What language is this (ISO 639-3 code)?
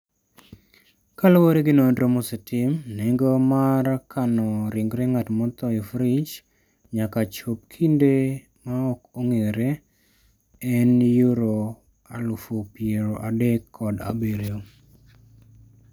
luo